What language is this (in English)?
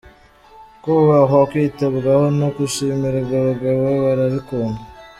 Kinyarwanda